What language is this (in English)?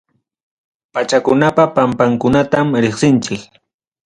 Ayacucho Quechua